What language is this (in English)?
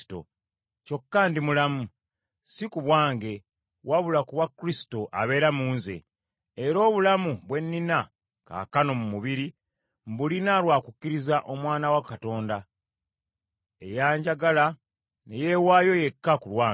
Ganda